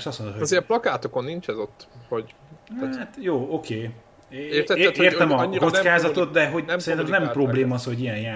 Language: Hungarian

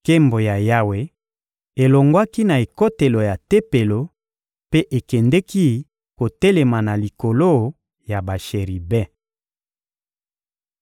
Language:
Lingala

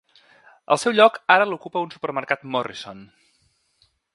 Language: Catalan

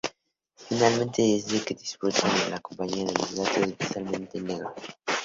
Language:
Spanish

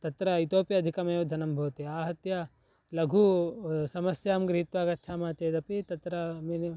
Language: Sanskrit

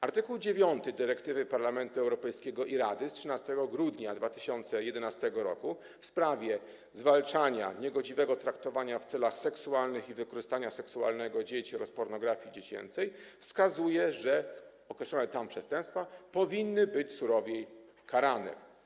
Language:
Polish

